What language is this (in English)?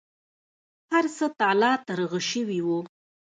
Pashto